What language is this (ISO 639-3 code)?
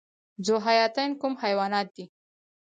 pus